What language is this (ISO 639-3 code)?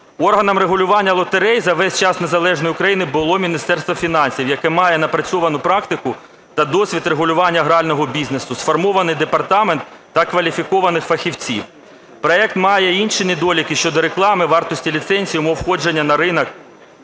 ukr